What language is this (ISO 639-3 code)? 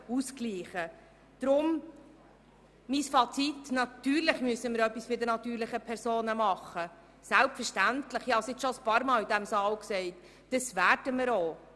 gsw